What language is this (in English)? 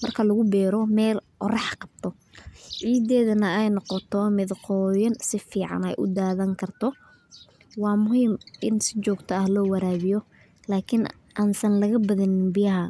Somali